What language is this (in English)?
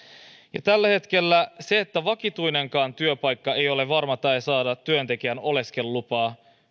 Finnish